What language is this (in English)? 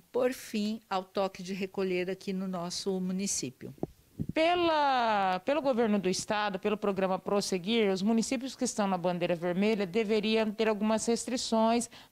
Portuguese